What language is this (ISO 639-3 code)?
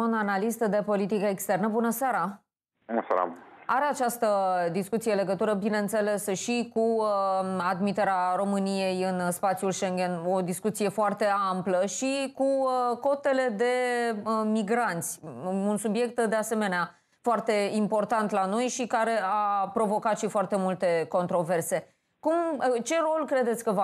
ron